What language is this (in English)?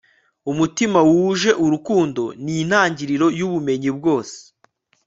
Kinyarwanda